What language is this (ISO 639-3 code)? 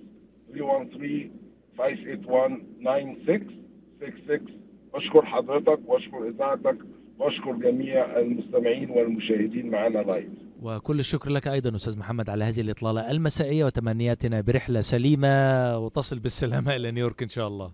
ara